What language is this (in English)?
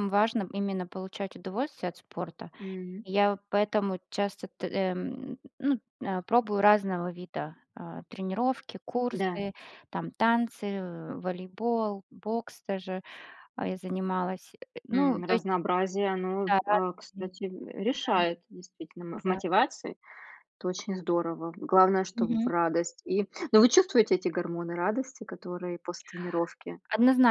Russian